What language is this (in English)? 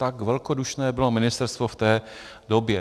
Czech